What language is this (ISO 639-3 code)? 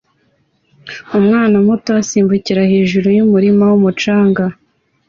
kin